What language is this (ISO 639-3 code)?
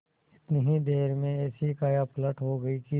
hin